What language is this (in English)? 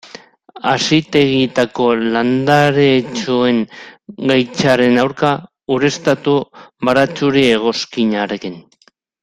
Basque